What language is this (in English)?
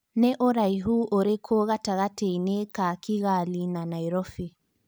Kikuyu